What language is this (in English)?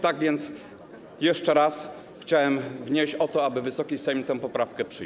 Polish